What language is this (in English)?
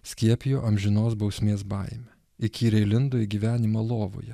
Lithuanian